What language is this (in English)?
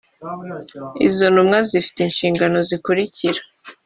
Kinyarwanda